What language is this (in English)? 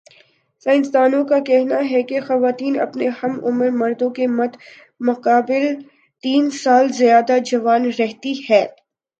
Urdu